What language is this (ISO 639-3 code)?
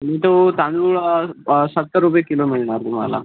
mar